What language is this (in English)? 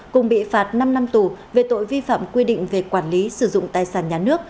Vietnamese